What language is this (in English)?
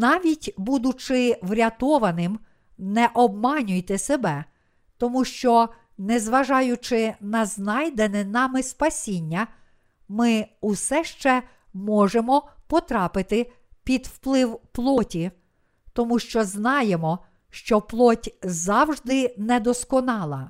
Ukrainian